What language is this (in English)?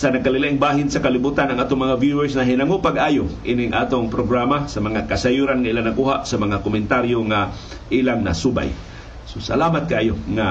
Filipino